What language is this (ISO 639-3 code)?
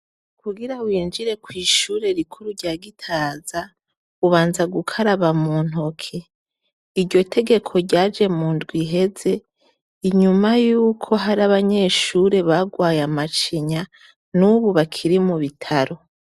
run